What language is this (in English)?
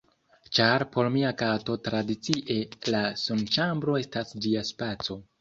Esperanto